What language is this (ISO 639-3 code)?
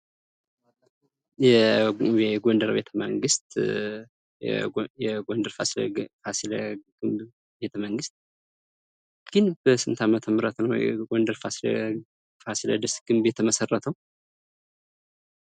amh